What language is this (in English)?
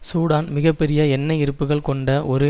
Tamil